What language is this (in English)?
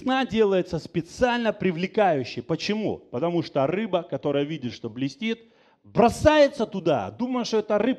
Russian